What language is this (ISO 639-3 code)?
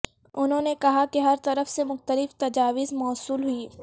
urd